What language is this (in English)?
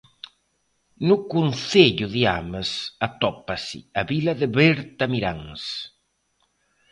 Galician